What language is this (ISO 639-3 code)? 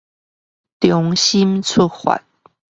zho